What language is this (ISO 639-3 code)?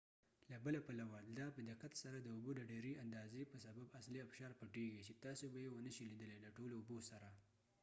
pus